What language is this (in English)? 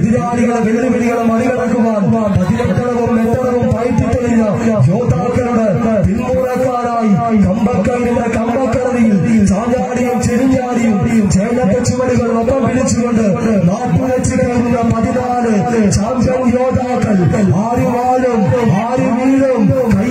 Hindi